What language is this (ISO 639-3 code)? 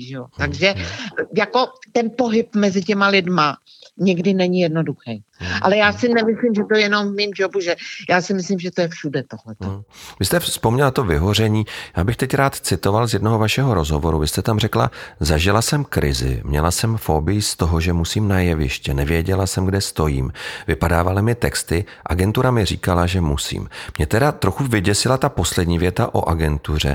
ces